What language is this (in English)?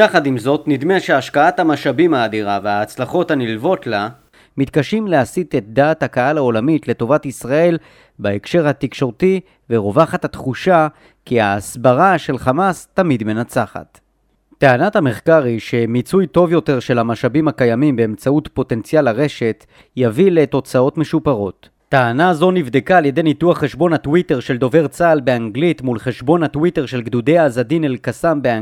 Hebrew